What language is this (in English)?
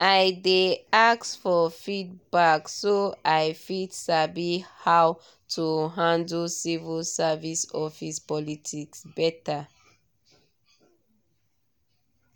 Nigerian Pidgin